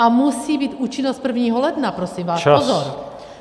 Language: Czech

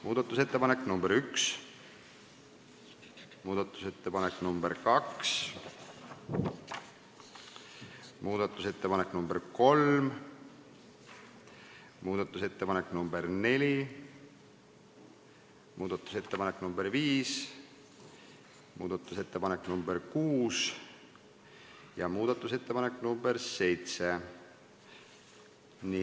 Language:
Estonian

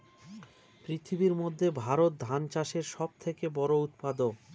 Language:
Bangla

